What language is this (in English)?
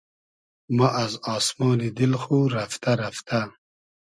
Hazaragi